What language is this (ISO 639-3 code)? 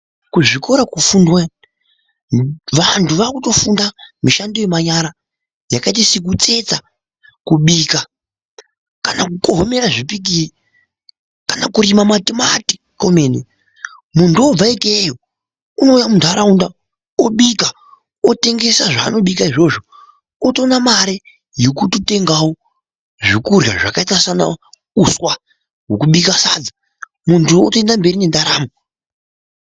ndc